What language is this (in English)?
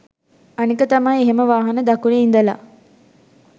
Sinhala